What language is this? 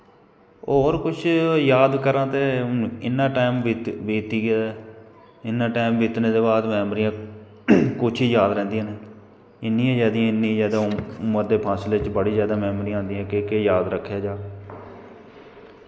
Dogri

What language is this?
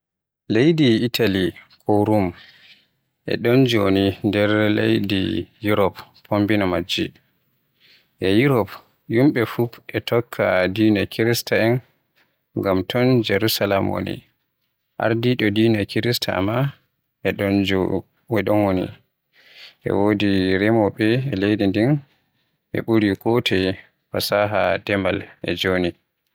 Western Niger Fulfulde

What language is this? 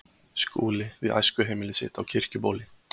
Icelandic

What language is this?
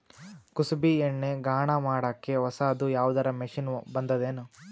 Kannada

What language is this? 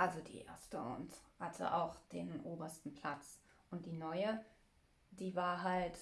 German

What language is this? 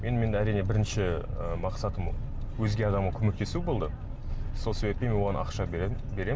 Kazakh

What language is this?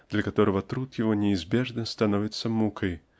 Russian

